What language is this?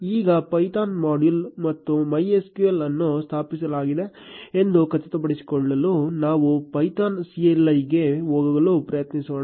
Kannada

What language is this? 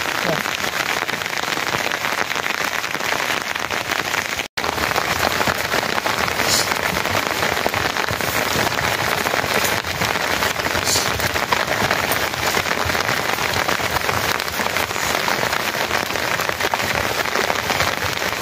Arabic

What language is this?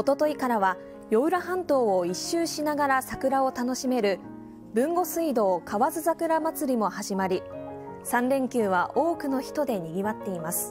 Japanese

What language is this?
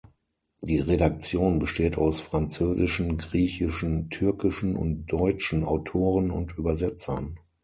German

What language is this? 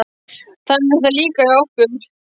Icelandic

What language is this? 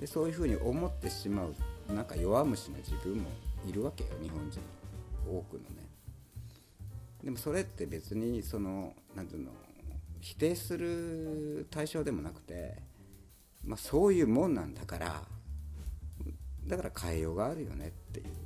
Japanese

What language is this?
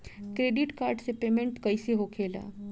Bhojpuri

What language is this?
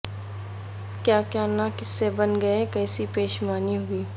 Urdu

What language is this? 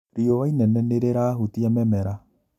Kikuyu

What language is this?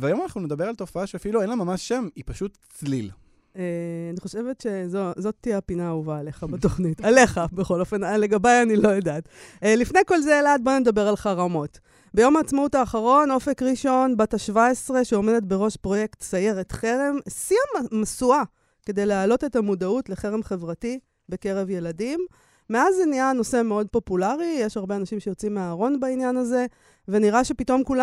Hebrew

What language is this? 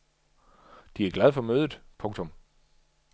Danish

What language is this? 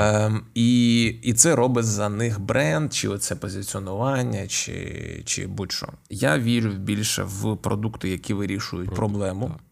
Ukrainian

